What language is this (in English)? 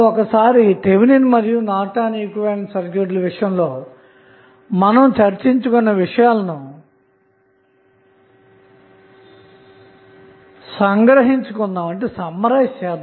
Telugu